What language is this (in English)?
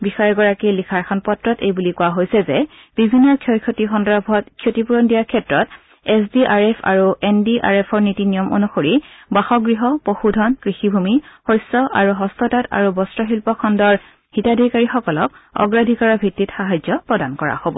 Assamese